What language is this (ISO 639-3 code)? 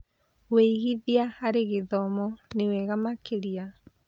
kik